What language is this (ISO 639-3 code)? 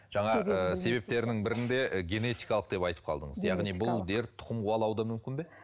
kaz